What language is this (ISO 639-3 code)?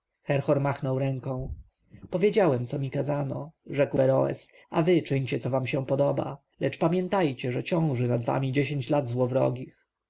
pol